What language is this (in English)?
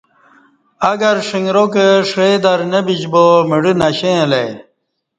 Kati